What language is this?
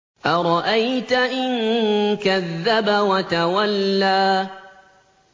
Arabic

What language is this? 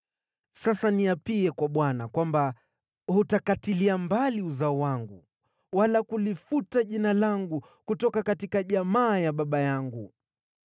Swahili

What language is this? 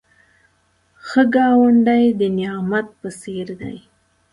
Pashto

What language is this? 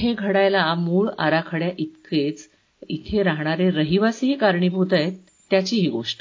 Marathi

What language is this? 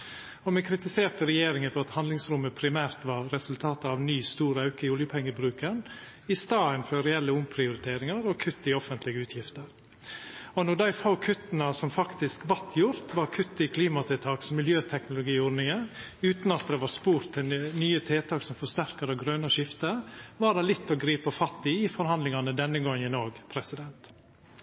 Norwegian Nynorsk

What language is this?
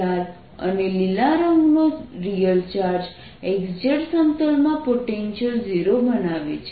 Gujarati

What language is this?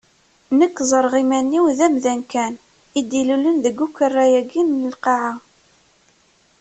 Kabyle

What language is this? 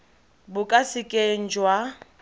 Tswana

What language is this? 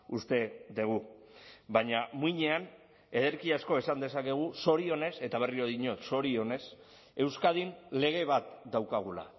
Basque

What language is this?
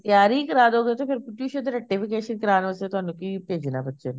Punjabi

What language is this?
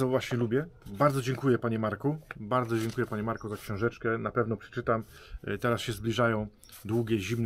Polish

